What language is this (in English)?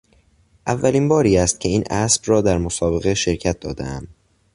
Persian